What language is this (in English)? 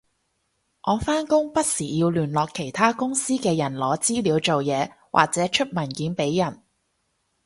Cantonese